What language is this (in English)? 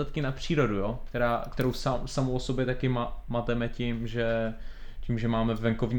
Czech